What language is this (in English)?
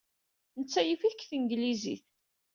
Kabyle